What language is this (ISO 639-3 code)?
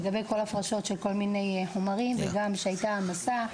heb